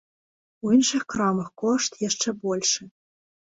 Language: Belarusian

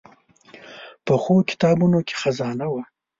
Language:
Pashto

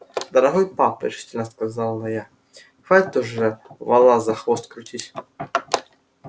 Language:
Russian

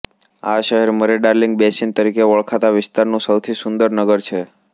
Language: Gujarati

